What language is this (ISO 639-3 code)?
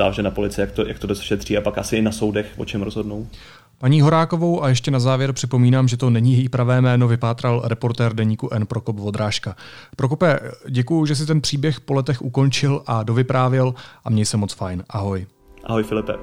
ces